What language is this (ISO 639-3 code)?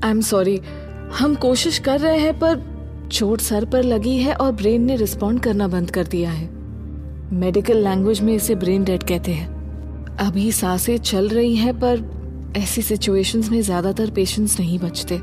hin